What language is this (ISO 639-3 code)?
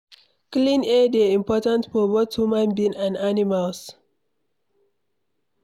pcm